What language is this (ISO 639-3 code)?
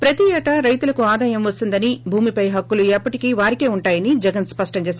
tel